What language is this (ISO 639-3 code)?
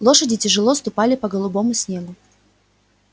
rus